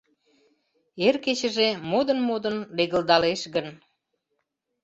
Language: Mari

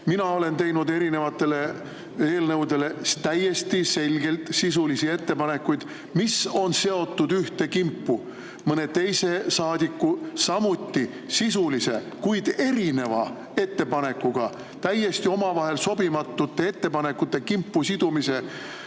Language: Estonian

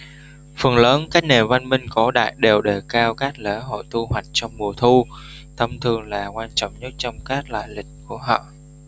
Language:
Vietnamese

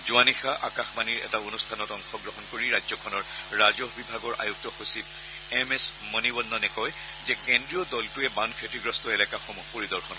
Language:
Assamese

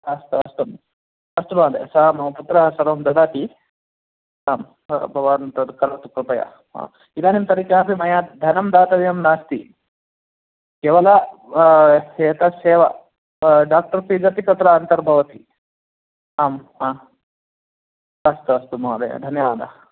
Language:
Sanskrit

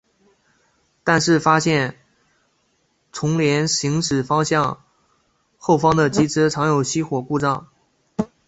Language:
Chinese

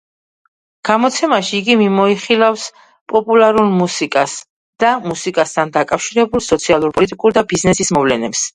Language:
Georgian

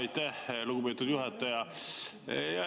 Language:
Estonian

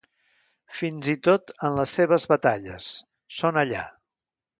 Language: Catalan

